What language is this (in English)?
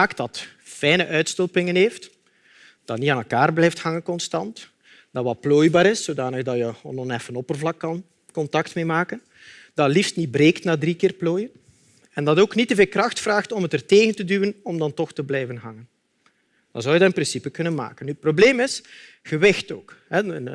Dutch